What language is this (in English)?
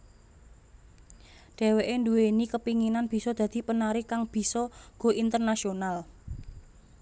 Javanese